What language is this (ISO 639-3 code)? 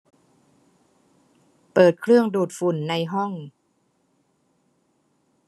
tha